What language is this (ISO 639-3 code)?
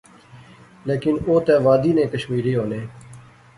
phr